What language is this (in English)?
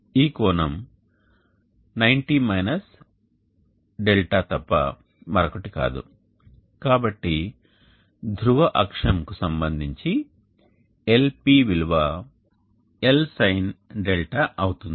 Telugu